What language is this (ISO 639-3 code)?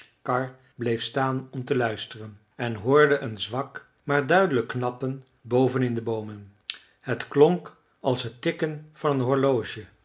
nld